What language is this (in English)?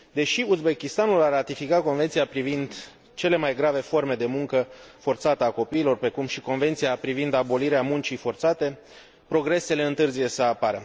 Romanian